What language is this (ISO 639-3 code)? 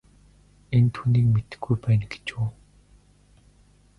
mon